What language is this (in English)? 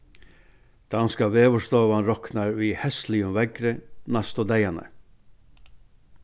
Faroese